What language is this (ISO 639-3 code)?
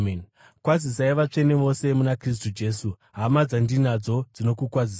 sna